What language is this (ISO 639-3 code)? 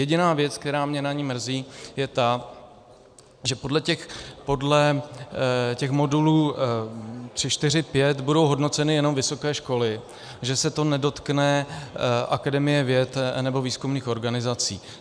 ces